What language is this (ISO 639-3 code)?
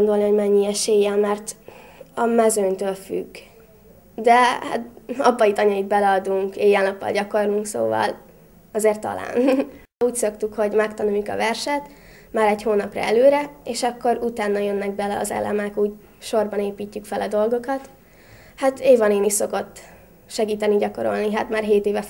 hun